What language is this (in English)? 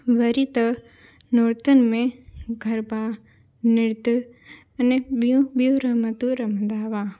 Sindhi